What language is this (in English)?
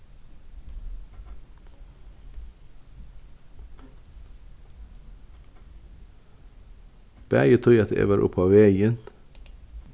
Faroese